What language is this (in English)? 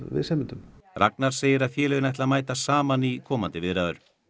Icelandic